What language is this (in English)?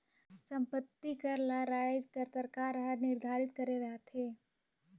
Chhattisgarhi